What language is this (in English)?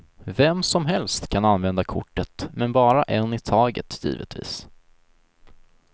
Swedish